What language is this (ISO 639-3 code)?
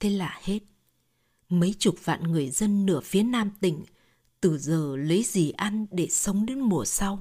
vie